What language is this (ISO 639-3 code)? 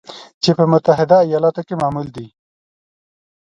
pus